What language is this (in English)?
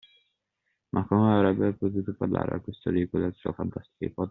Italian